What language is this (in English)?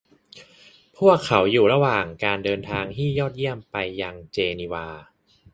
Thai